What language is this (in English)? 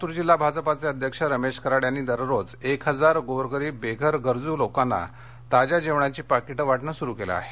Marathi